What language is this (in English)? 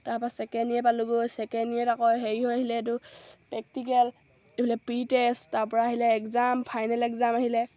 Assamese